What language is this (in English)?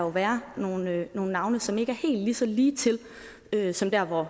Danish